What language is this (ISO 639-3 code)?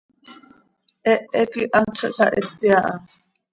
sei